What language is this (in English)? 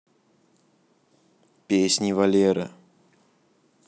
Russian